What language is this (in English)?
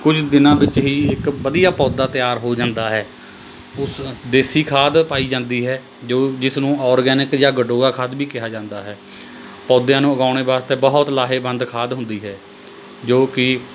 Punjabi